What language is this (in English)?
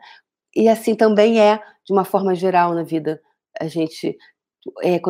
Portuguese